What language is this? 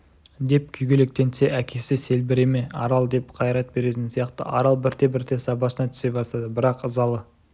Kazakh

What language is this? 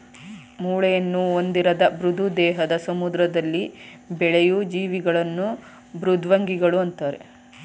Kannada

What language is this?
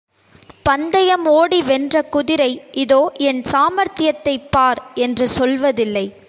Tamil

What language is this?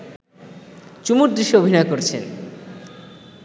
Bangla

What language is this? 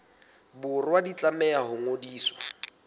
Southern Sotho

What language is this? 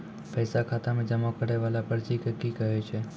Maithili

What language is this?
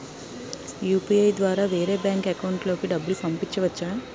Telugu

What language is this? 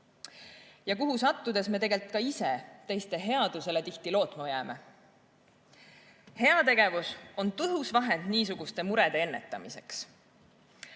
Estonian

